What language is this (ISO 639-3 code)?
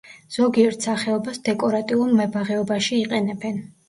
kat